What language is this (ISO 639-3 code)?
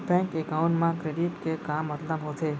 hne